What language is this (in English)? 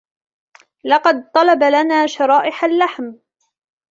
Arabic